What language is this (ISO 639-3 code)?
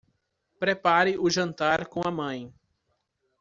por